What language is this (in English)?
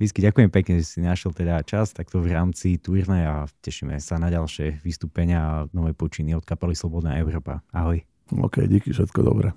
Slovak